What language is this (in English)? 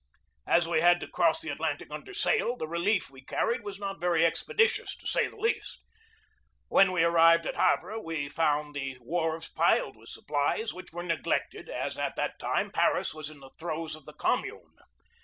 English